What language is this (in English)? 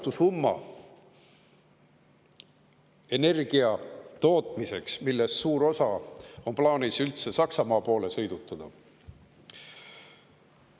Estonian